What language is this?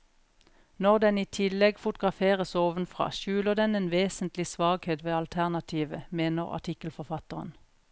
Norwegian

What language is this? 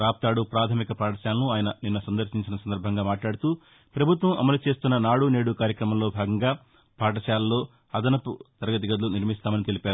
Telugu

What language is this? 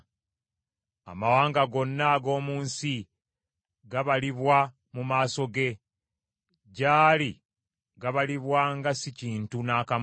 Ganda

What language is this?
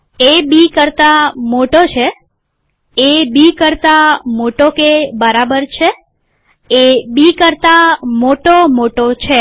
Gujarati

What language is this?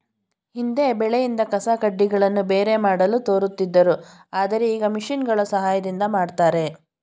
Kannada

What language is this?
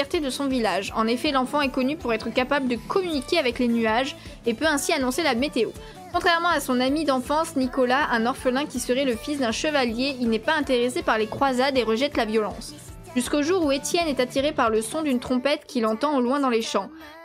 French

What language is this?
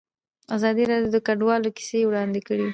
Pashto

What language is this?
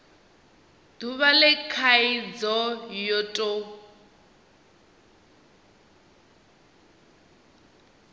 Venda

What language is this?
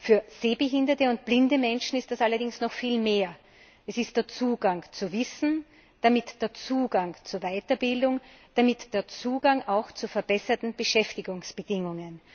German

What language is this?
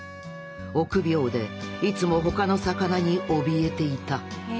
Japanese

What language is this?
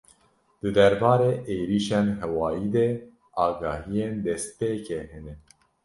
Kurdish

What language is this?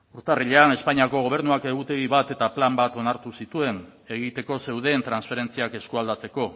Basque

